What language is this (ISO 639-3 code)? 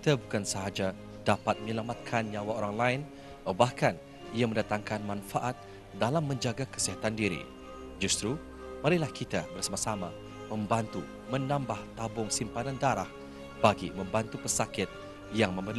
msa